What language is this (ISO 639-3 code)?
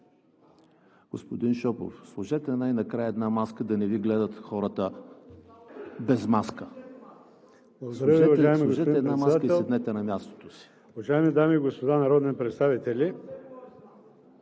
bul